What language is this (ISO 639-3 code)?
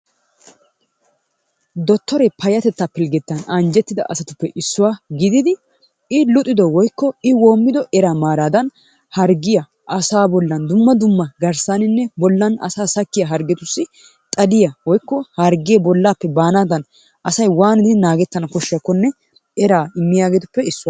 wal